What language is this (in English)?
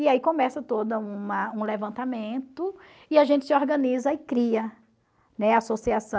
Portuguese